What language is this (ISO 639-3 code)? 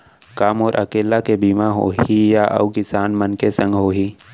hne